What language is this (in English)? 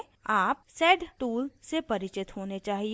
Hindi